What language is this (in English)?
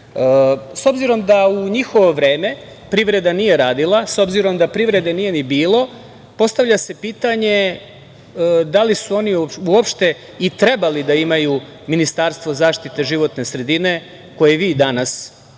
Serbian